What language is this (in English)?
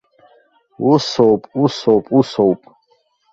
Abkhazian